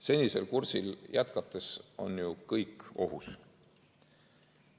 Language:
Estonian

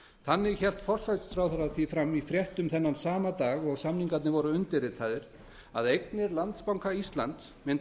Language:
Icelandic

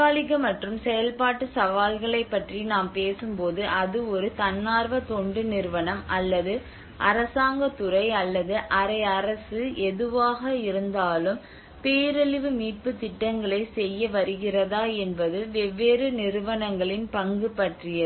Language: Tamil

